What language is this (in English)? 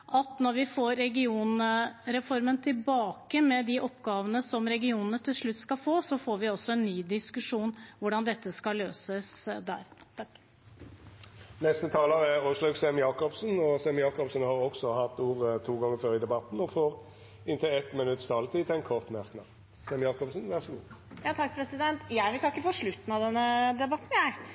Norwegian